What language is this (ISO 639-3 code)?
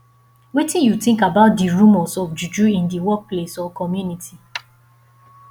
pcm